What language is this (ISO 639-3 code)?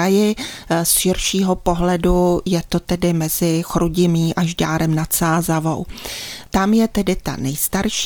ces